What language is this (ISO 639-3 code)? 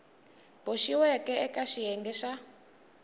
tso